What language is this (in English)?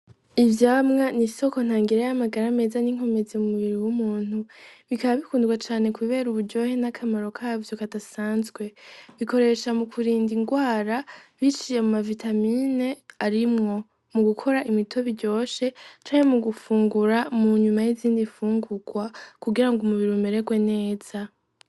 Rundi